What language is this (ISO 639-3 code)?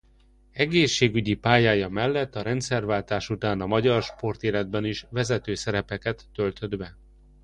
hun